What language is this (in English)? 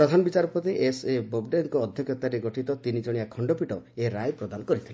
Odia